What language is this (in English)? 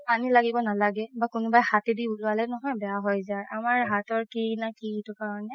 Assamese